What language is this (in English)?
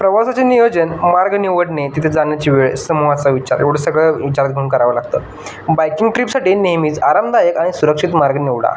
Marathi